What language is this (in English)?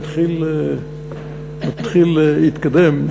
Hebrew